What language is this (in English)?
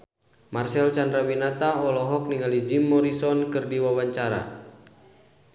Sundanese